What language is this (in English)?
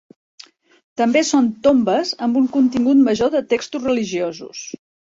Catalan